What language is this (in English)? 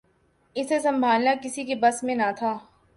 Urdu